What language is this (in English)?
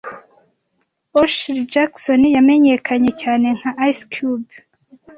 Kinyarwanda